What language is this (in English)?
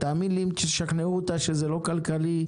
Hebrew